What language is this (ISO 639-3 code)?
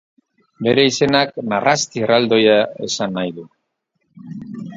eus